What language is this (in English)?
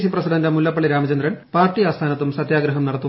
Malayalam